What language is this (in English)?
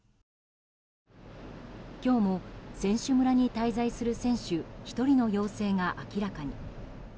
Japanese